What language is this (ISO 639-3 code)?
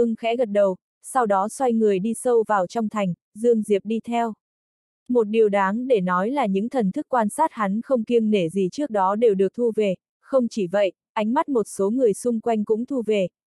vie